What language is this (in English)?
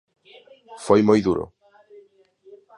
Galician